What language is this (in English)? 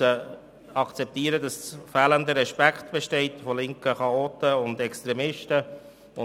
Swiss German